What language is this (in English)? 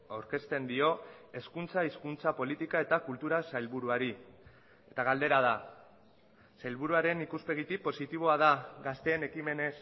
Basque